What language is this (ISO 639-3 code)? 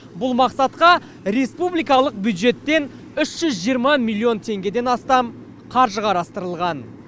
kaz